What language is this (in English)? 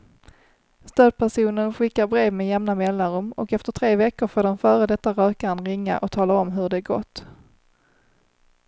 Swedish